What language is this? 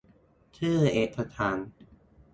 Thai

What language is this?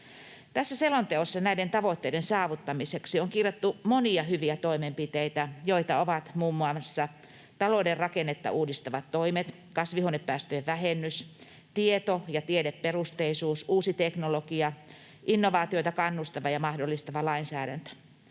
Finnish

